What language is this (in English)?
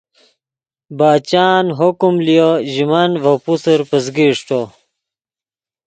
Yidgha